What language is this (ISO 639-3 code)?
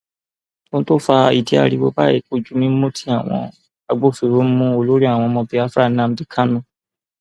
yor